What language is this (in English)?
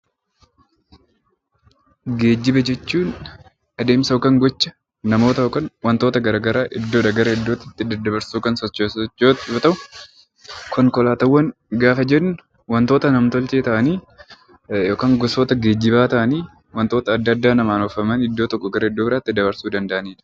Oromo